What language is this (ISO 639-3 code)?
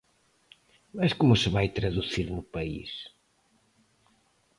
glg